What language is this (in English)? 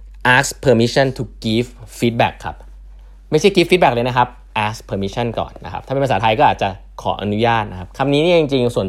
Thai